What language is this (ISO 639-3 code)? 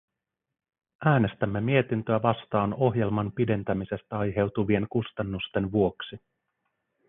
fin